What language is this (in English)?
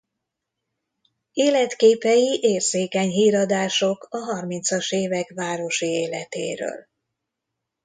Hungarian